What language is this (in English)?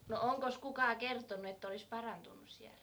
Finnish